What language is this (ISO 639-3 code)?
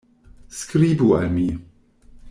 epo